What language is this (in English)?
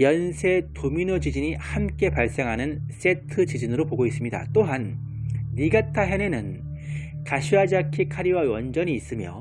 Korean